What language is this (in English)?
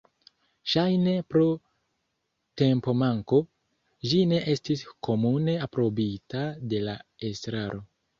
Esperanto